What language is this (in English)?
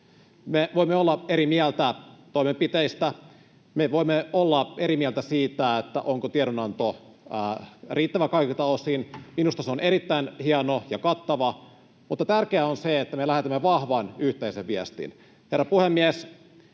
Finnish